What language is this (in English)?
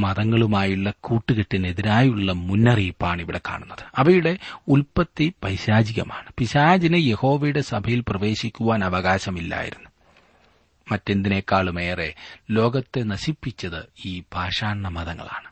Malayalam